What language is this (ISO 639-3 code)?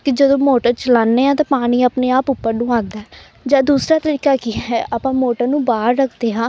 pan